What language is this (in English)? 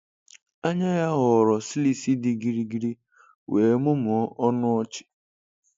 Igbo